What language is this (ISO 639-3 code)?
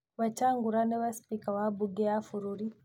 kik